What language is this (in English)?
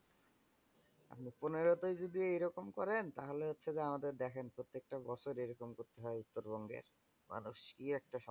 Bangla